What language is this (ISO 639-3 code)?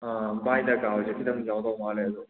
mni